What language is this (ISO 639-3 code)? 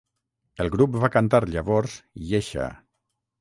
cat